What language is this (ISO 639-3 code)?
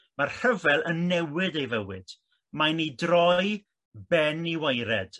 cym